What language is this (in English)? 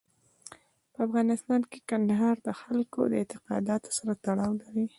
Pashto